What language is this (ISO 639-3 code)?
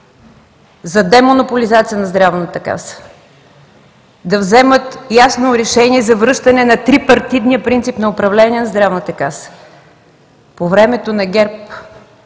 bul